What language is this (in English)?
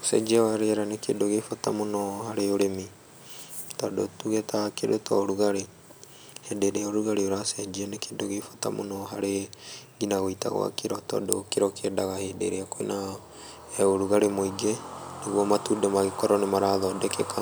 Kikuyu